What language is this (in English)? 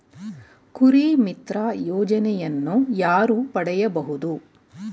Kannada